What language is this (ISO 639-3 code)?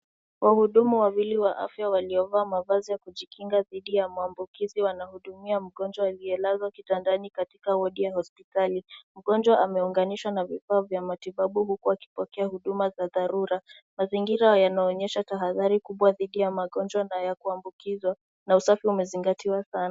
swa